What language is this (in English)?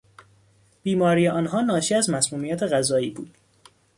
Persian